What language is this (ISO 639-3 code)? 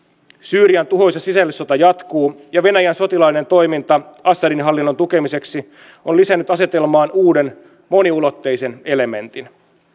fin